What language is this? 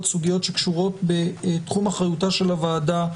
Hebrew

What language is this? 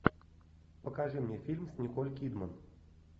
Russian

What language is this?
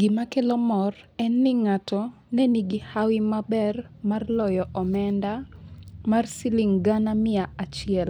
Luo (Kenya and Tanzania)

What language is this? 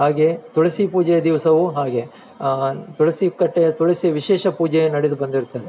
Kannada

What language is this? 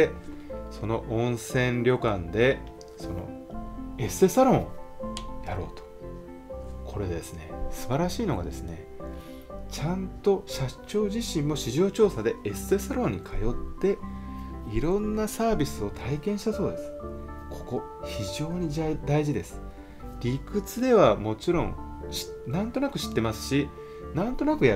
Japanese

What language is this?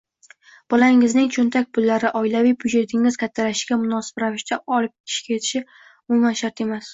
Uzbek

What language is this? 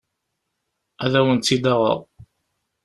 Kabyle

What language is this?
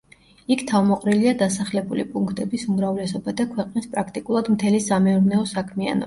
Georgian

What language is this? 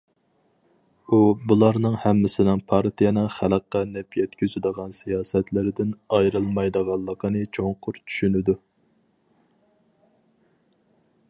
Uyghur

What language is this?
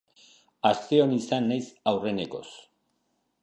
Basque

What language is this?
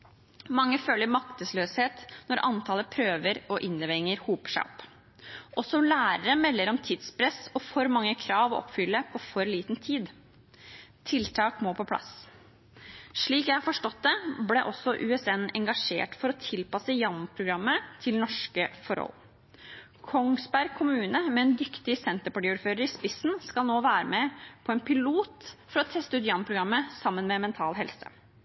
Norwegian Bokmål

